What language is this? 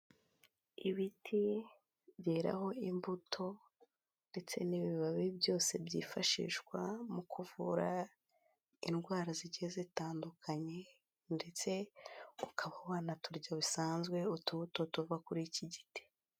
Kinyarwanda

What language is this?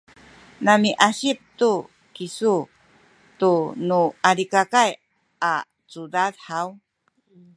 Sakizaya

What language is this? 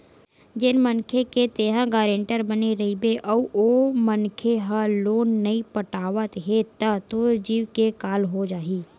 Chhattisgarhi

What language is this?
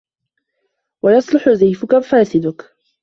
Arabic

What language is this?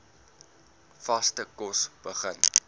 Afrikaans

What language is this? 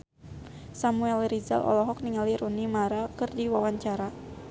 Sundanese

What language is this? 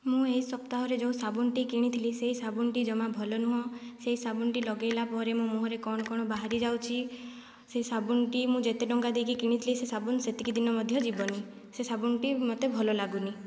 Odia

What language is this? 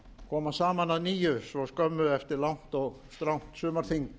Icelandic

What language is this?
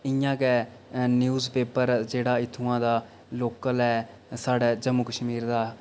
Dogri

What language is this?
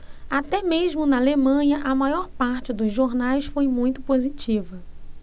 Portuguese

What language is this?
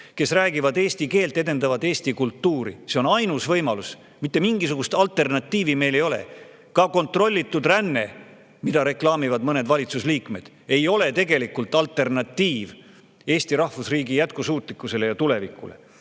Estonian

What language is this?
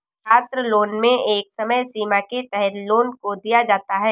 Hindi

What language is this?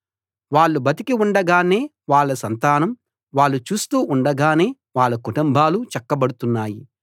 Telugu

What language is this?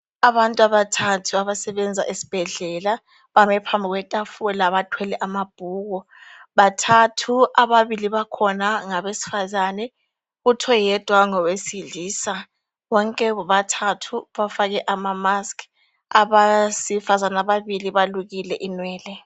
North Ndebele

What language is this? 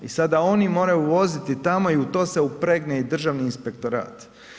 Croatian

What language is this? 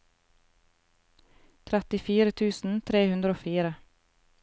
Norwegian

